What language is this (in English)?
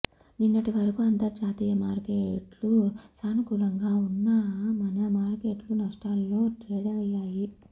Telugu